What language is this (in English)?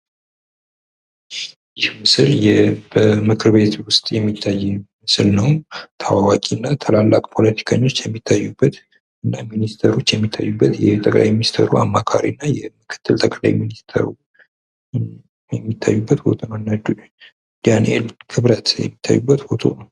Amharic